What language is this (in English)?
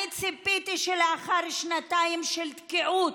Hebrew